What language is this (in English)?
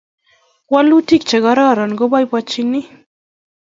Kalenjin